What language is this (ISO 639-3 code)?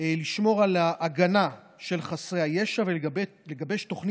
heb